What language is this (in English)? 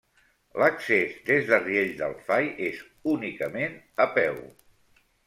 Catalan